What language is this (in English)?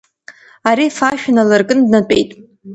Abkhazian